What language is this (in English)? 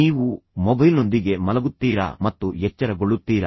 Kannada